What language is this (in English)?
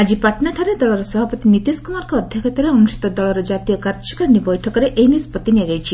Odia